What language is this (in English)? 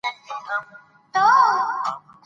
Pashto